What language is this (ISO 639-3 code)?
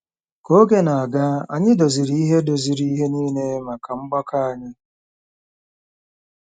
ibo